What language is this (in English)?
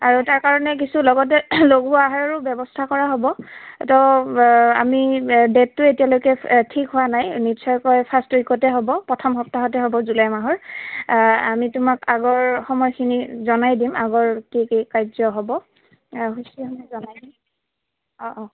Assamese